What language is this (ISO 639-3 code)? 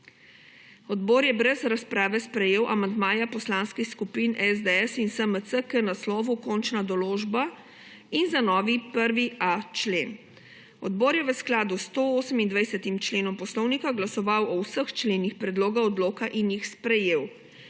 slv